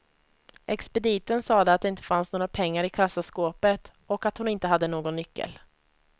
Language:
Swedish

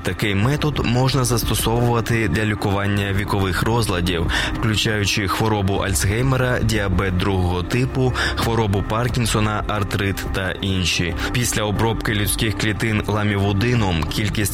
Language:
Ukrainian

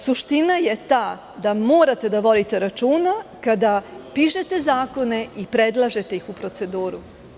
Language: Serbian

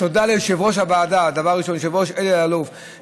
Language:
Hebrew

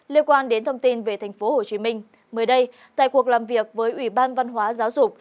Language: Vietnamese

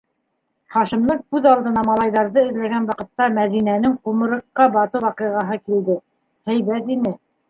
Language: Bashkir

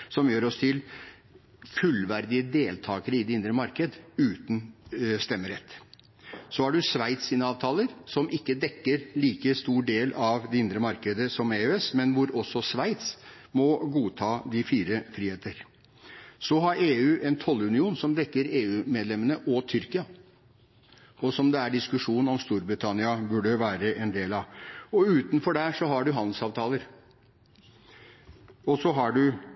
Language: Norwegian Bokmål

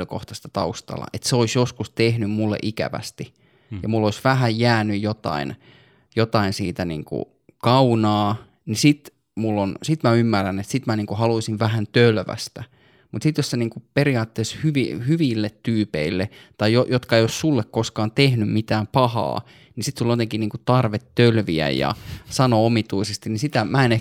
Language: Finnish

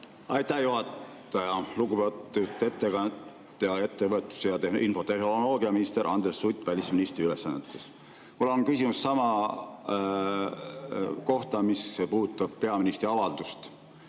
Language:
Estonian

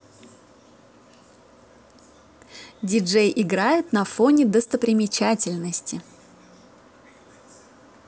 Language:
Russian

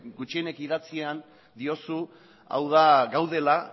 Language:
Basque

